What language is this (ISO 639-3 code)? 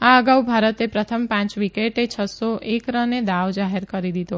guj